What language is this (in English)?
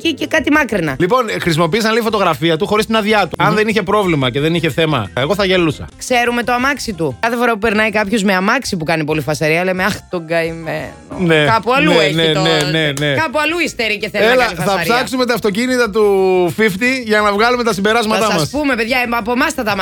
Greek